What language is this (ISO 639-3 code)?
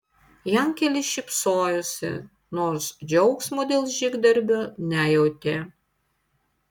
lit